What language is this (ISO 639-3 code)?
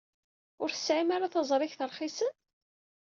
kab